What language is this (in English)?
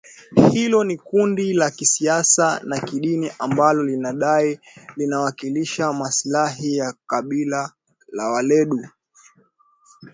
Swahili